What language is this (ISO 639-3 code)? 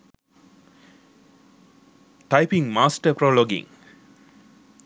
sin